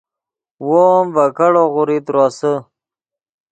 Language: Yidgha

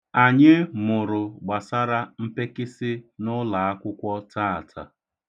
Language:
Igbo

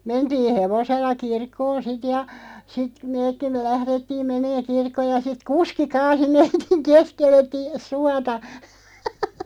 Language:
Finnish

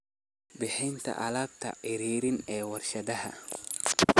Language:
Somali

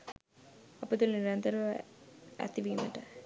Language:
Sinhala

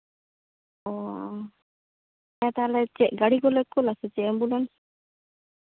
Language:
Santali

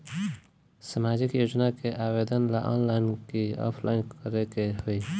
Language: Bhojpuri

